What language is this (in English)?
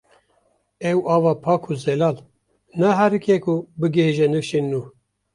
Kurdish